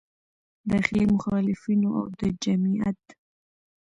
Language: Pashto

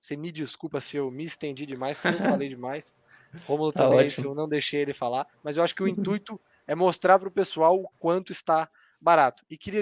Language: Portuguese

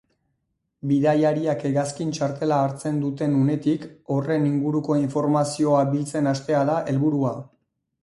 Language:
Basque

